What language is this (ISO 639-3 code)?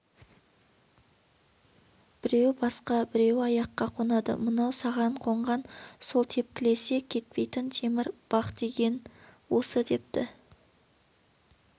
kaz